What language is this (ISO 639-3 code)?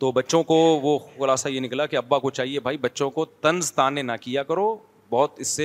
urd